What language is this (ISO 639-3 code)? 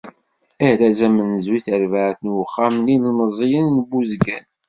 kab